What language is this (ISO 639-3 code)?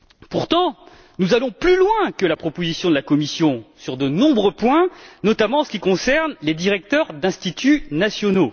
fra